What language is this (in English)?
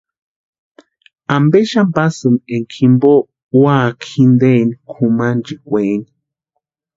Western Highland Purepecha